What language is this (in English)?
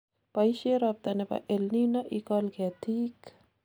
Kalenjin